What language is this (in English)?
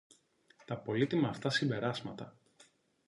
Greek